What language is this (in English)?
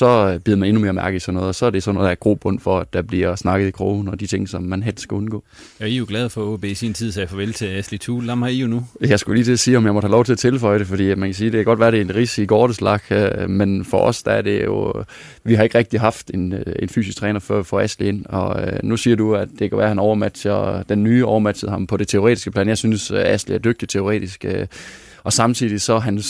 Danish